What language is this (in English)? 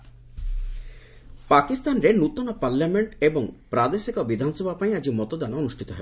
Odia